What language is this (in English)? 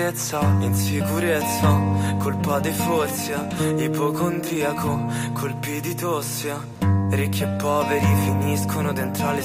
Italian